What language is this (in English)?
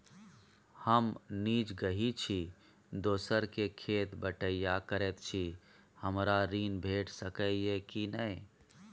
Maithili